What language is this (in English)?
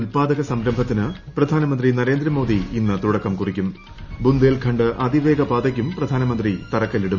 Malayalam